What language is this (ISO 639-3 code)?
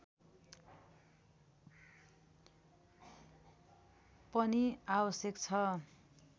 nep